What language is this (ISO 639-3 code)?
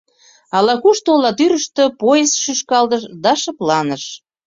chm